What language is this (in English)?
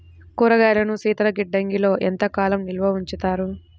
Telugu